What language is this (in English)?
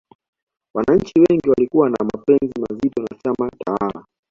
Swahili